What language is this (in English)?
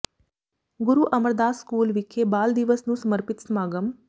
Punjabi